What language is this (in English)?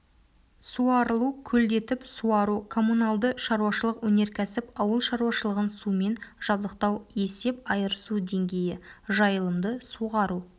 Kazakh